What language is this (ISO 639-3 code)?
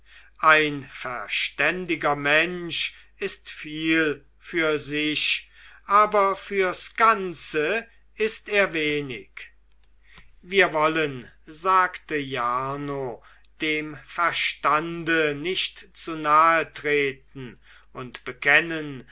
deu